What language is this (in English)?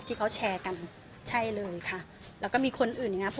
Thai